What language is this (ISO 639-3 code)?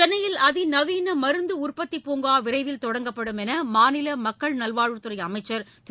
tam